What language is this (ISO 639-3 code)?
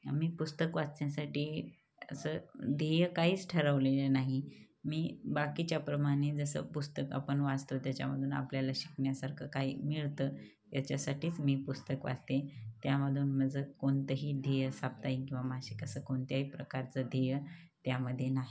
mar